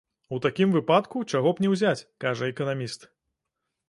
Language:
Belarusian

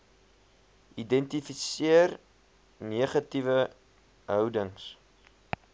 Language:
Afrikaans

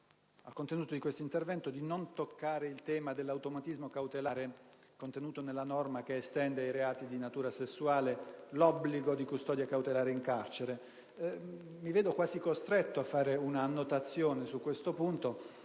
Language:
Italian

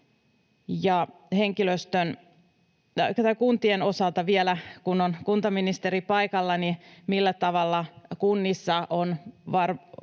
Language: Finnish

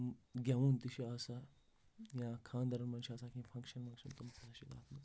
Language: Kashmiri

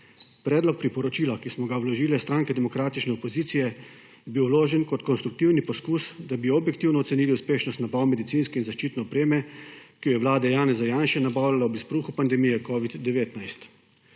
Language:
Slovenian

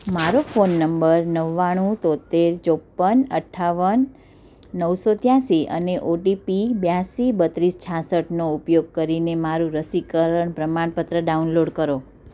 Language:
Gujarati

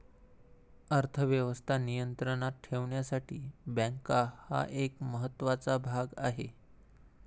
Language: Marathi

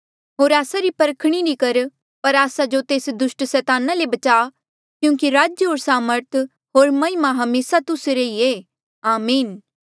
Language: Mandeali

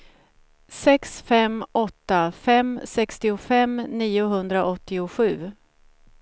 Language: Swedish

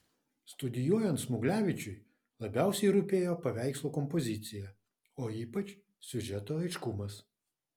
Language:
Lithuanian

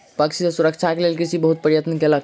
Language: Maithili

